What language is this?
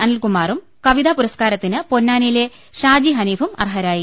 Malayalam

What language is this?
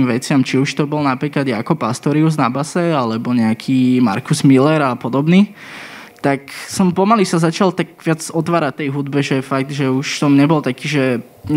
Slovak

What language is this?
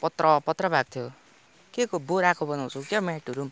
Nepali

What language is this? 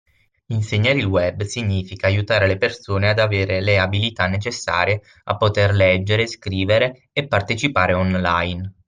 Italian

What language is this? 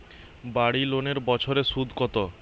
Bangla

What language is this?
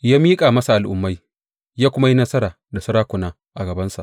Hausa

